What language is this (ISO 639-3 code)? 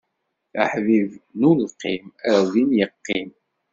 kab